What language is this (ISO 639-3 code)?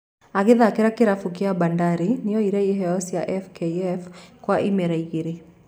kik